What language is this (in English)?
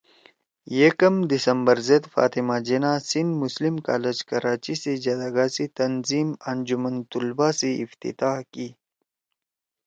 Torwali